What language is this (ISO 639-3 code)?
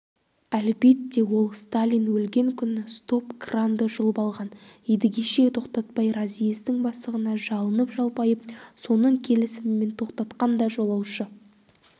kaz